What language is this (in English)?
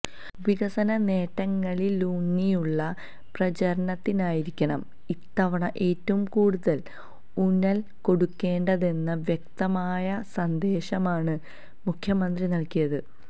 Malayalam